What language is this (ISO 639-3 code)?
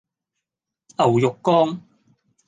yue